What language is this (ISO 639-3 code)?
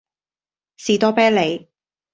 yue